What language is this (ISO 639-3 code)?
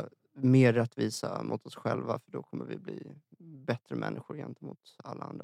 swe